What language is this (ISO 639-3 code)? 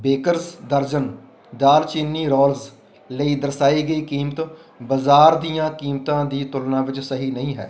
pan